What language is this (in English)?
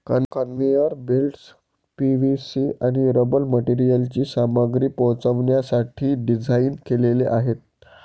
Marathi